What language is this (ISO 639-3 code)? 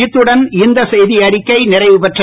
tam